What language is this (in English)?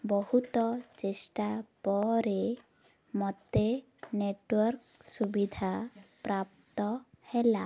Odia